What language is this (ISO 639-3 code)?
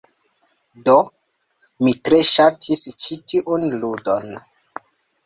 epo